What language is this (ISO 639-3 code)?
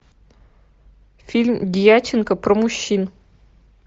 rus